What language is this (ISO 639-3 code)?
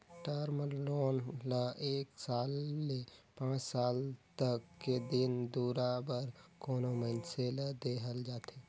hne